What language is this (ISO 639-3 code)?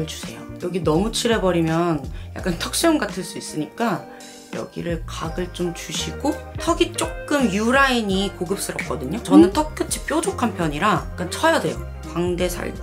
kor